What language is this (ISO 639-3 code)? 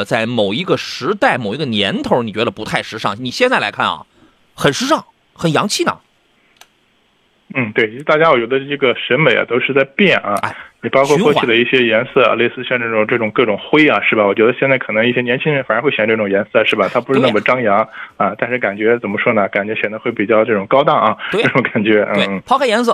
zho